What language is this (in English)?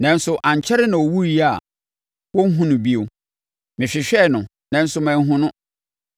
Akan